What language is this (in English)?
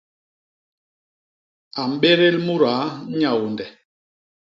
Basaa